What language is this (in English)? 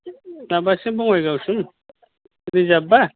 Bodo